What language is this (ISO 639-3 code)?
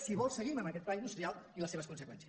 cat